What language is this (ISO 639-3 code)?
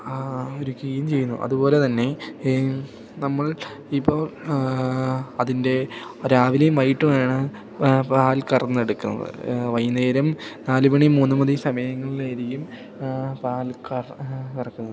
mal